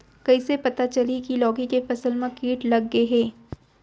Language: Chhattisgarhi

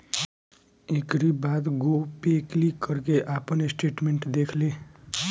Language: Bhojpuri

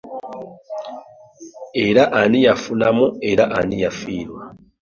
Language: Ganda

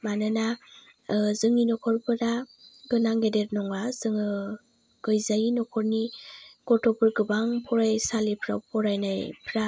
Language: Bodo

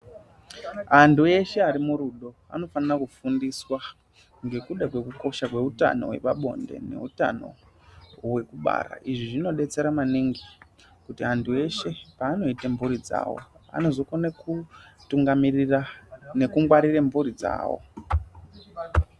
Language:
Ndau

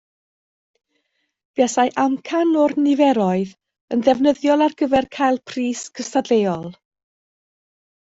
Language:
Welsh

